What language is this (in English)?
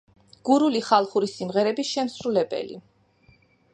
Georgian